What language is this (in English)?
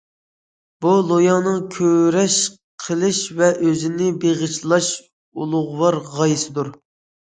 Uyghur